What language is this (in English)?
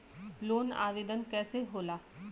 Bhojpuri